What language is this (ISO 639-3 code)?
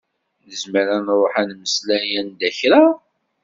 kab